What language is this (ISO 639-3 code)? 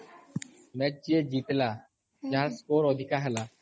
ori